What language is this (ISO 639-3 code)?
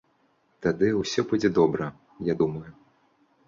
bel